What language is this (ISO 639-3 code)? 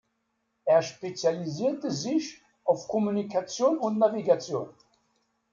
deu